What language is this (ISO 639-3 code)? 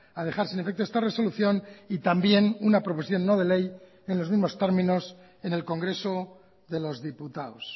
spa